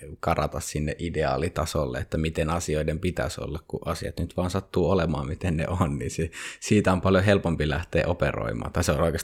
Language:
Finnish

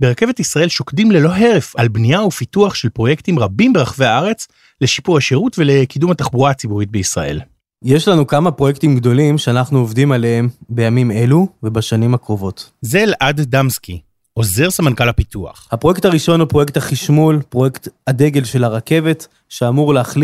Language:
Hebrew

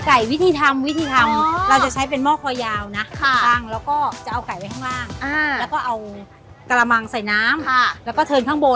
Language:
Thai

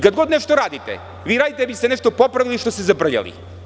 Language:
Serbian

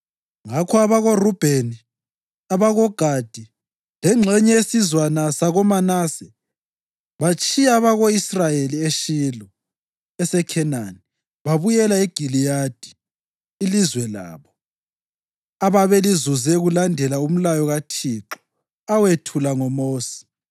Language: North Ndebele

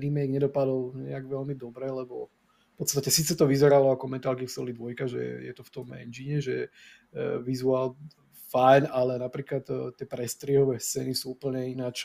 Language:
Slovak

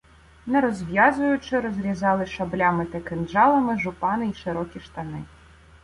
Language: Ukrainian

